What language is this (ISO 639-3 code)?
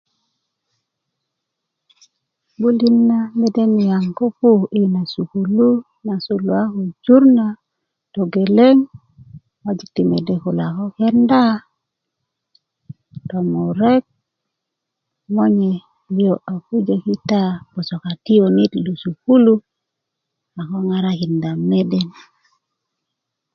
ukv